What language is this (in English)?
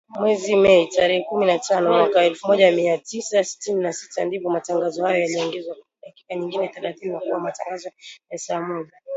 Swahili